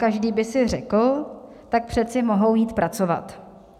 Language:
Czech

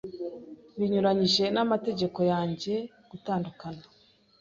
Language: Kinyarwanda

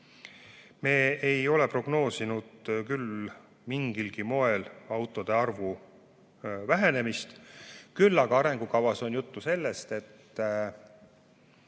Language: Estonian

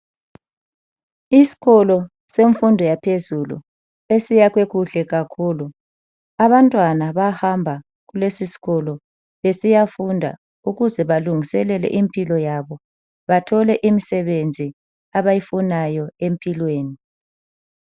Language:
North Ndebele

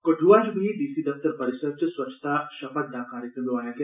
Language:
Dogri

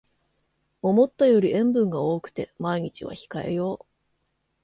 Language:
Japanese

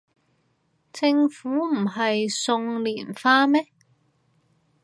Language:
Cantonese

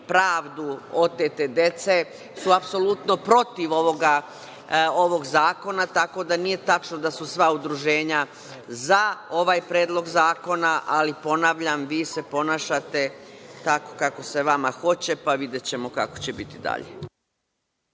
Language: Serbian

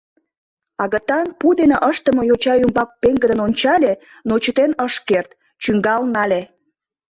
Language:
Mari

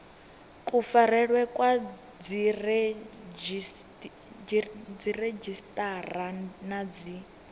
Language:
Venda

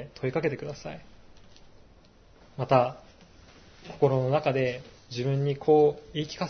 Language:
Japanese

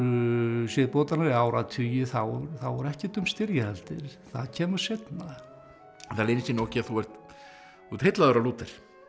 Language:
Icelandic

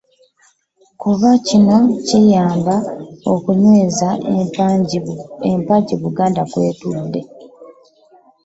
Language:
Ganda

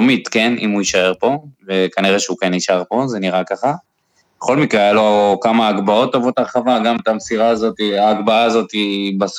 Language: Hebrew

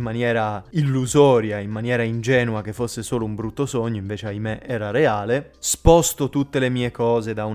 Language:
Italian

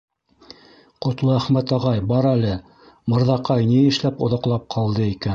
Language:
Bashkir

